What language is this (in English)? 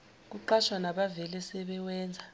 Zulu